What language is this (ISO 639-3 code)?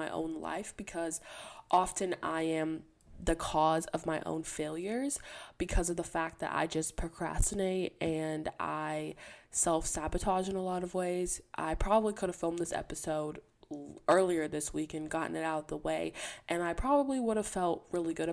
eng